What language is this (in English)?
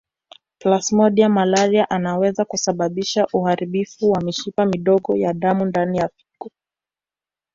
Swahili